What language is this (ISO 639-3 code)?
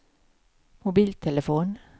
swe